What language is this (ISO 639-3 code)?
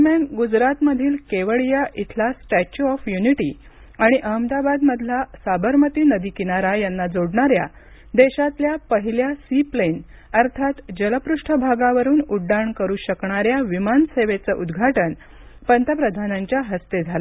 mar